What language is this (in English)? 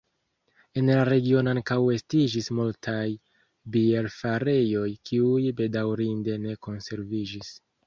Esperanto